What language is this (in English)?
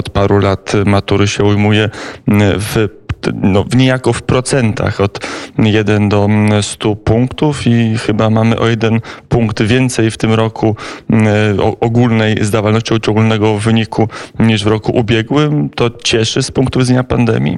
Polish